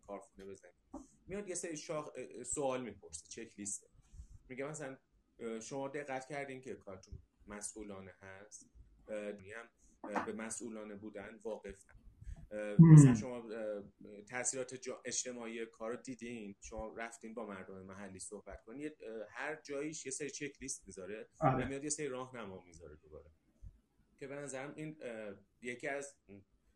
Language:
Persian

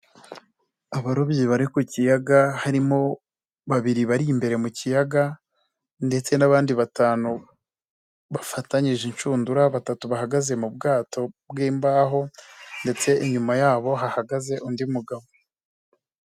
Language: Kinyarwanda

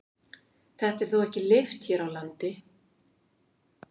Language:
Icelandic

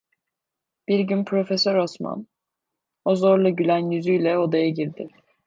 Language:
Turkish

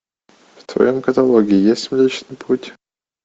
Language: Russian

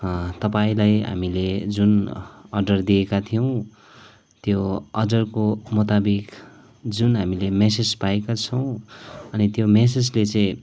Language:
Nepali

